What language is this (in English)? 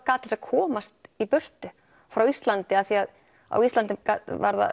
Icelandic